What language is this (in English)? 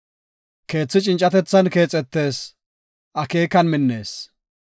Gofa